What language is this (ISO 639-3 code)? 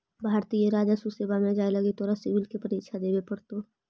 mag